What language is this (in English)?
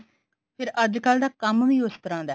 Punjabi